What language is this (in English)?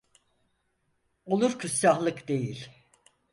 Turkish